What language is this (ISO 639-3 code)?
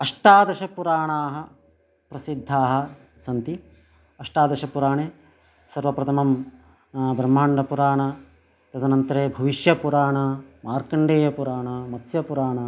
san